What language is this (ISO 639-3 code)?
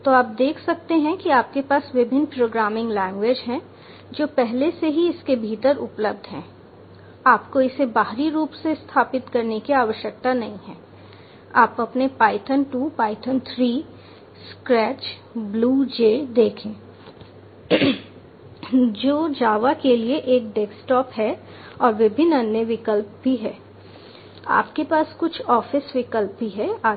hin